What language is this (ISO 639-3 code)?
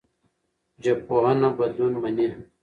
pus